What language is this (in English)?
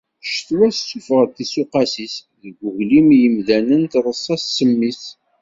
Kabyle